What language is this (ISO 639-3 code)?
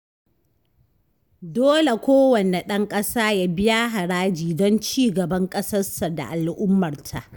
hau